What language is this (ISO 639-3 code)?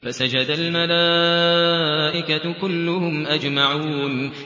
ara